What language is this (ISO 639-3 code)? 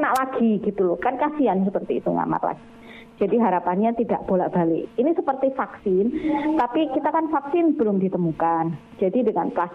ind